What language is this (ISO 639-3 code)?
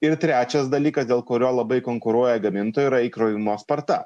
lit